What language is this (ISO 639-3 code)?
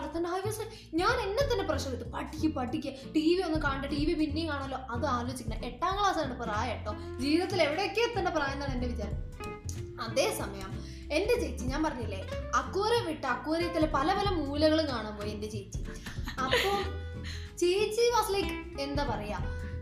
mal